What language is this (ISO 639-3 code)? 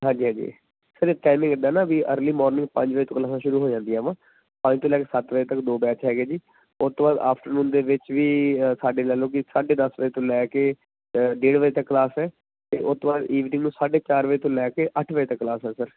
pan